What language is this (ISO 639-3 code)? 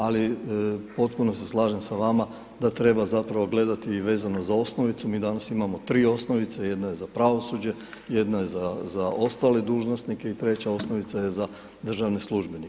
hrv